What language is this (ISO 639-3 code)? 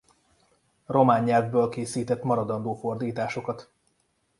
hun